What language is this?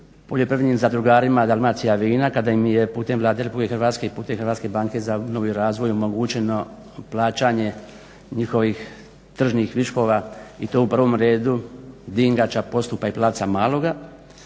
Croatian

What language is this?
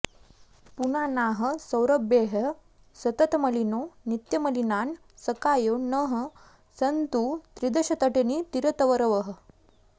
Sanskrit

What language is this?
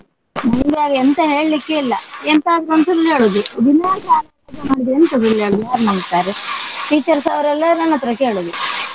Kannada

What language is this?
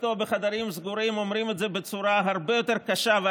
Hebrew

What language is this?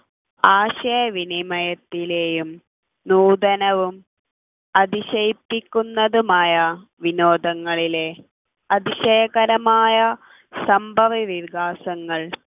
Malayalam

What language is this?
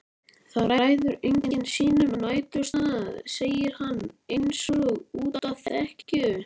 Icelandic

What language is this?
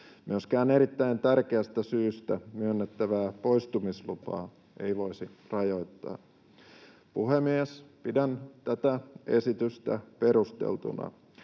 Finnish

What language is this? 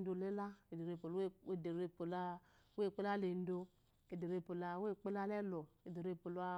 Eloyi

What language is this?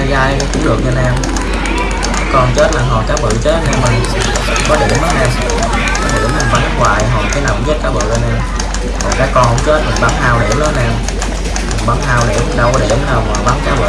Vietnamese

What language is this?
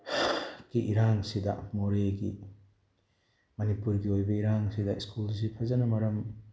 Manipuri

